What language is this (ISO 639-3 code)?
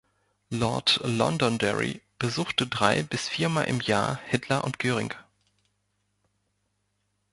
deu